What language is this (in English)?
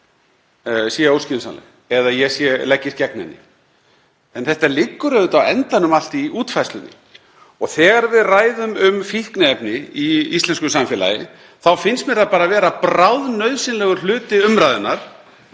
Icelandic